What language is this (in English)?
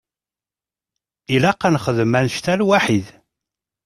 Kabyle